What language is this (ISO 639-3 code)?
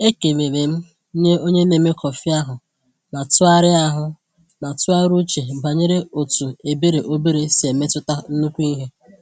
ibo